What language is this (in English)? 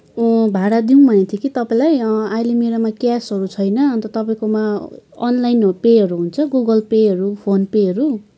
Nepali